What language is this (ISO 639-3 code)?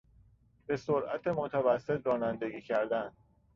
fas